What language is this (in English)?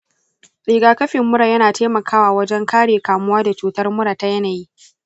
Hausa